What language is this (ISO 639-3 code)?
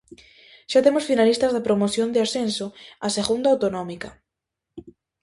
glg